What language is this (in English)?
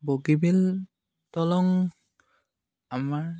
Assamese